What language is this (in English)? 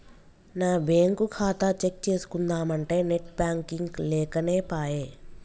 Telugu